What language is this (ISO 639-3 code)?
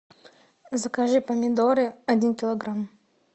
rus